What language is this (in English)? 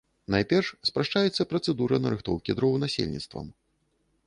Belarusian